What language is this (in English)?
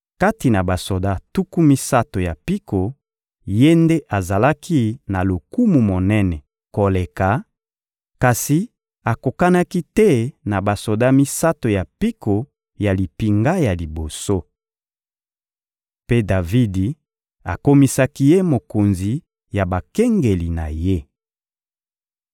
Lingala